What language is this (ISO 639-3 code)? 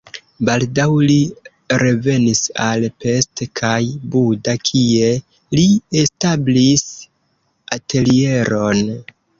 epo